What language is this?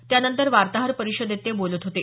Marathi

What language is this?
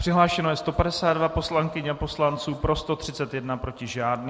Czech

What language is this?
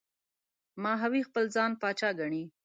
Pashto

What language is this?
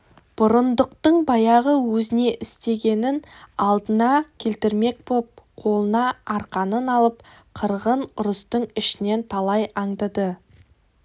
Kazakh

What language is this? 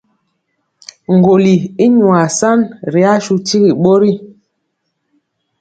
Mpiemo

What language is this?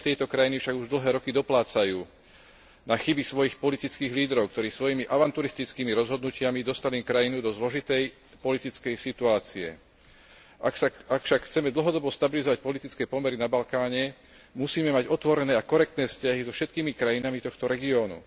Slovak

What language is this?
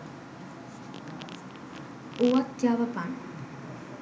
Sinhala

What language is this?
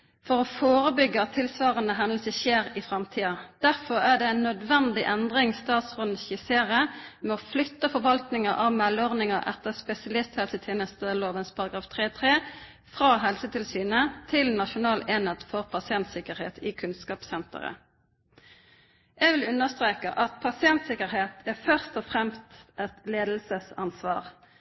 Norwegian Nynorsk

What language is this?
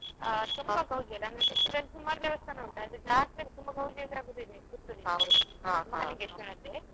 Kannada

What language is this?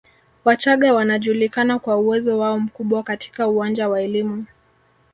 Swahili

